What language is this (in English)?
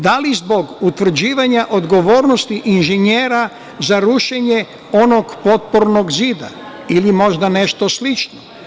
Serbian